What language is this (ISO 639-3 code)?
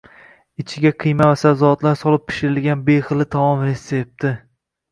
uzb